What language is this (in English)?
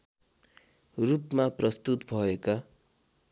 Nepali